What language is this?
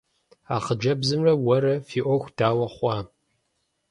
Kabardian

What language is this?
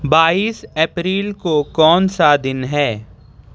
Urdu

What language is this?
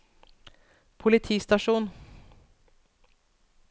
Norwegian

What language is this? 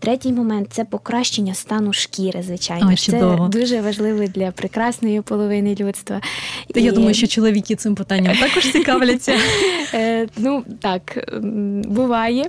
Ukrainian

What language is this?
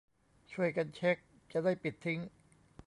Thai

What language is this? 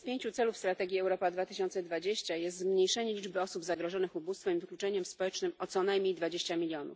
Polish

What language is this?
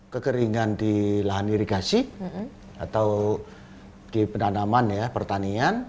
Indonesian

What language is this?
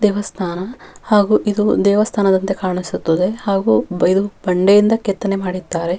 Kannada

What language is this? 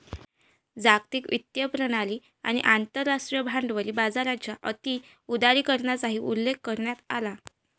Marathi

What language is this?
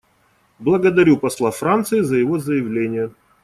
Russian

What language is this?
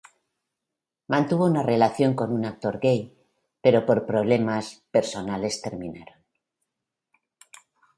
Spanish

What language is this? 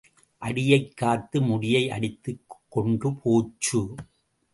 Tamil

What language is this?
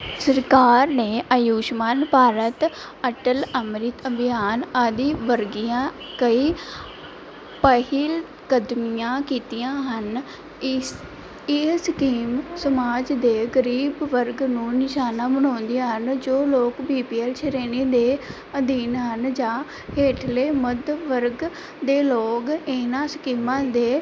Punjabi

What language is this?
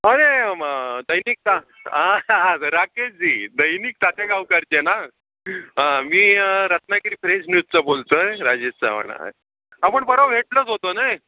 Marathi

